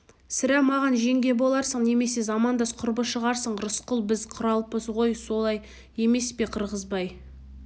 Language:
Kazakh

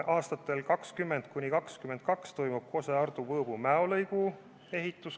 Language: Estonian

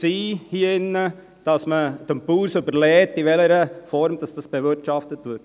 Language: Swiss German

